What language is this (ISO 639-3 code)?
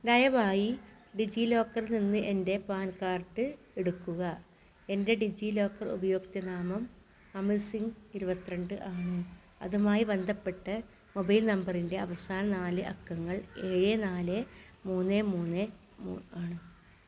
mal